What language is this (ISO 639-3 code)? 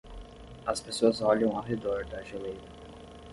por